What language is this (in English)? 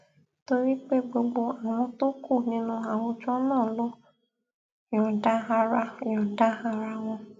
Yoruba